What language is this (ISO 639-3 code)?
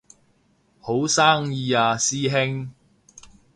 yue